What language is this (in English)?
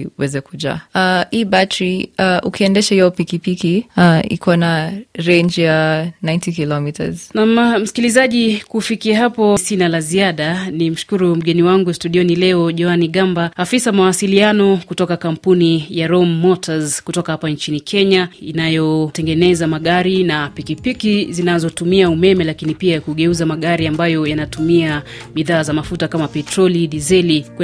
Swahili